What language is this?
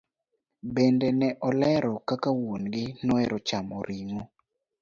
Luo (Kenya and Tanzania)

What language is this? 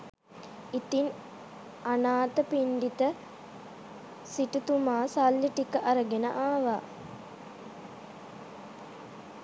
Sinhala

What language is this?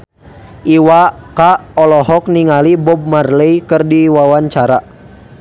Sundanese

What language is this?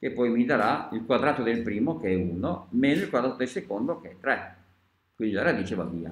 Italian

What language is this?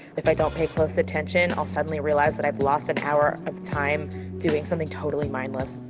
English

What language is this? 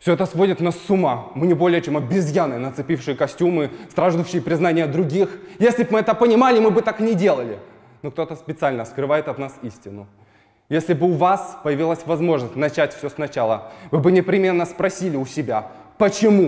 Russian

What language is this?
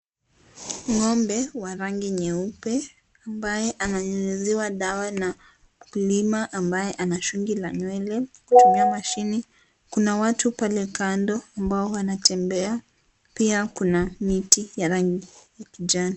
Swahili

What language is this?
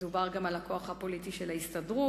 Hebrew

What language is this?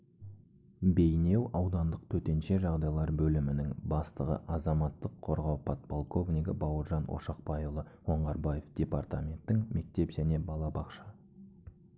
Kazakh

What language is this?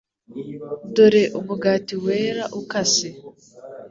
Kinyarwanda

